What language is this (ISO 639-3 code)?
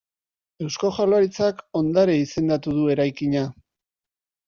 eus